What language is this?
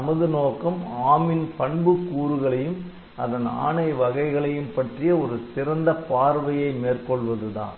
Tamil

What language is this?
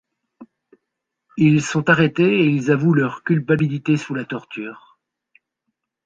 French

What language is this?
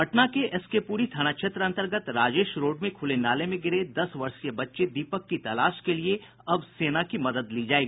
Hindi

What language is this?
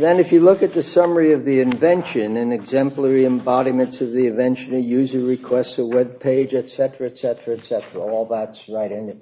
English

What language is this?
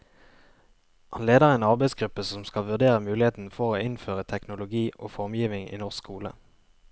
Norwegian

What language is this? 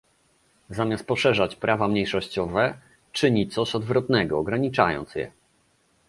Polish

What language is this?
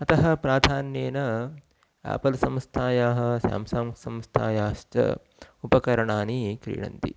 Sanskrit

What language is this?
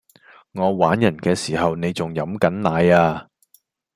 Cantonese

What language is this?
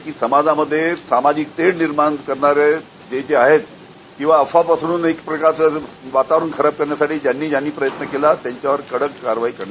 Marathi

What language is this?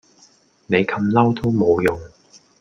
Cantonese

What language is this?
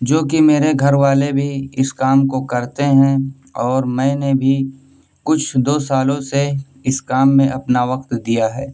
Urdu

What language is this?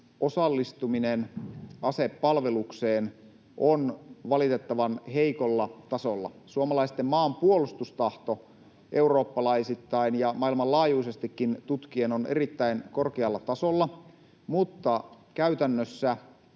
Finnish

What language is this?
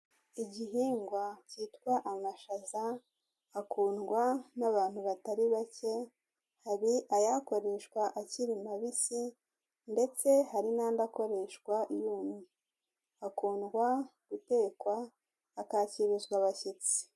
Kinyarwanda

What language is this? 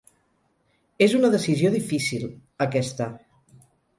Catalan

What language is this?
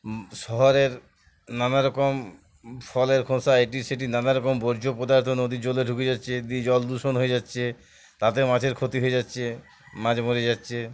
Bangla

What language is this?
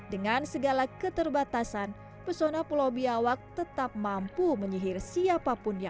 Indonesian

